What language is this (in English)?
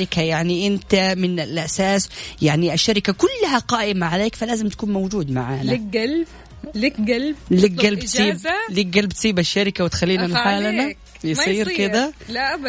Arabic